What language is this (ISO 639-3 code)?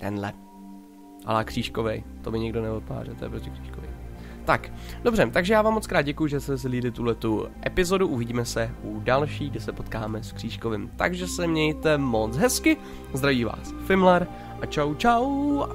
ces